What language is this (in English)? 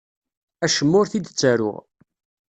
Kabyle